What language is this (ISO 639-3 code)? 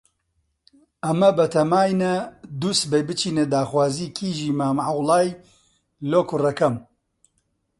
ckb